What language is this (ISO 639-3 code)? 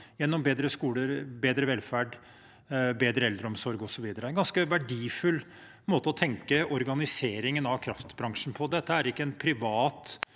nor